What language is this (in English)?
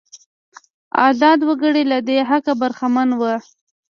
Pashto